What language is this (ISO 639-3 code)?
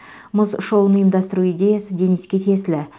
kaz